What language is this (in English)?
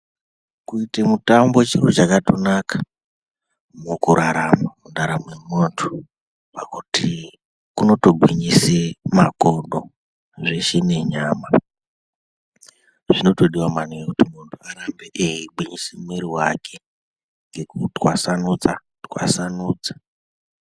Ndau